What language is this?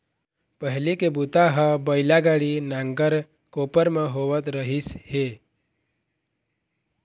Chhattisgarhi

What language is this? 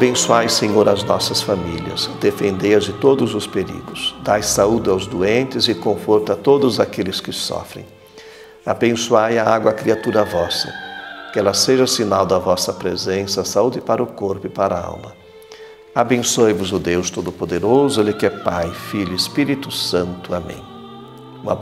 Portuguese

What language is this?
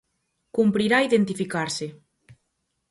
Galician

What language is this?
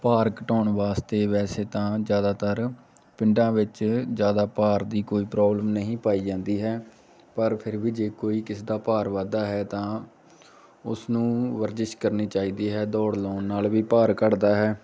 Punjabi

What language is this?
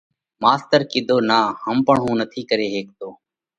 Parkari Koli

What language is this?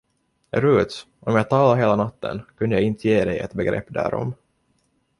Swedish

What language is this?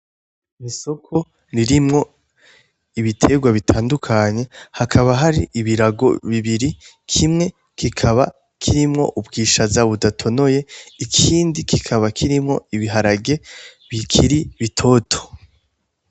Rundi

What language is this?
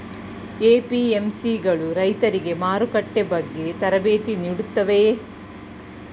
Kannada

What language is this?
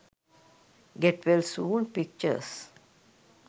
Sinhala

